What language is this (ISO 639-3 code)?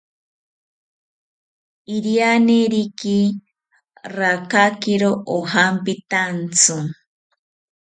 cpy